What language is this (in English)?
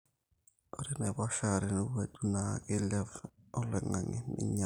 Masai